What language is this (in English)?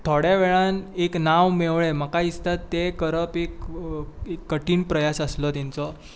Konkani